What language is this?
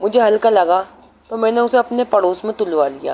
Urdu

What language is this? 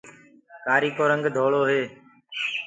Gurgula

